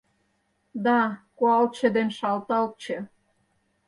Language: Mari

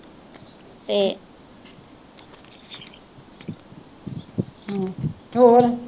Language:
Punjabi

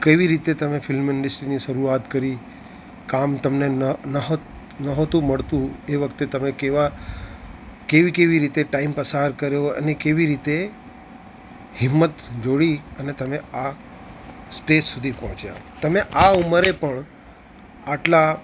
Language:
Gujarati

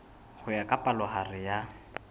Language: Southern Sotho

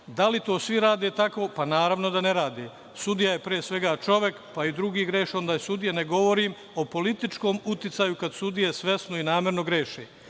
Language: Serbian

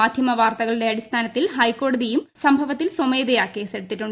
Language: Malayalam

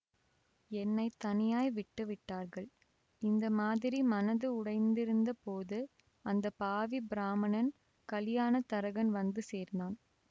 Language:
Tamil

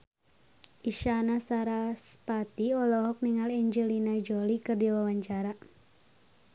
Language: Sundanese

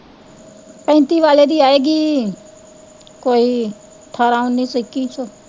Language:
Punjabi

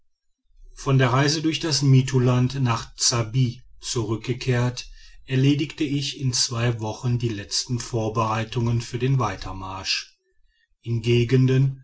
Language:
German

